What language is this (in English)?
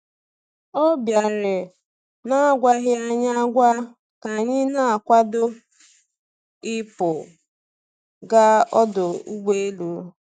Igbo